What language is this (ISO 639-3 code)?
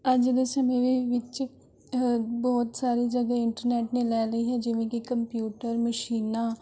pan